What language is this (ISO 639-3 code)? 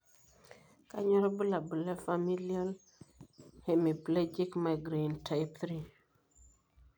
mas